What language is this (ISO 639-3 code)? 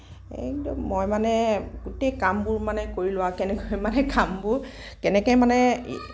asm